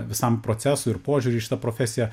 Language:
Lithuanian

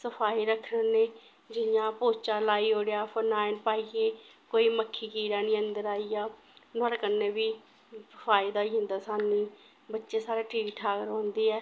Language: Dogri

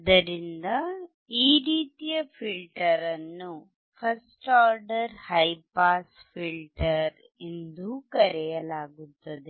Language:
Kannada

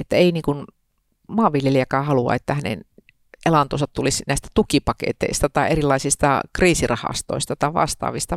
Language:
Finnish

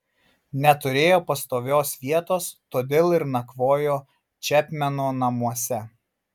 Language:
Lithuanian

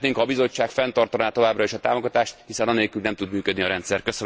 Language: Hungarian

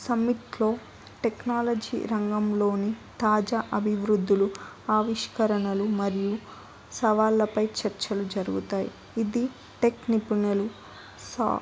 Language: Telugu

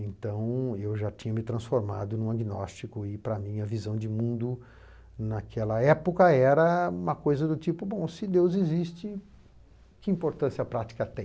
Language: Portuguese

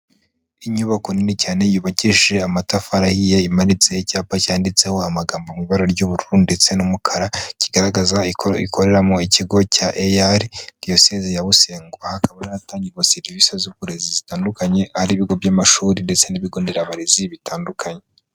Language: Kinyarwanda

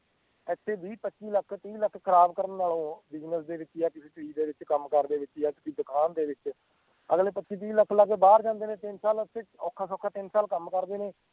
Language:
Punjabi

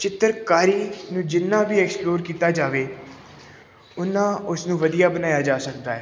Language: Punjabi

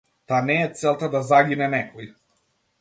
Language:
Macedonian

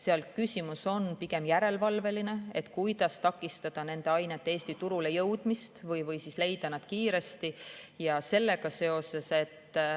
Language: Estonian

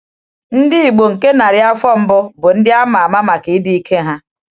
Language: Igbo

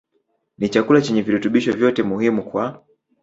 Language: Swahili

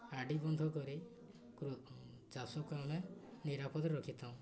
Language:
Odia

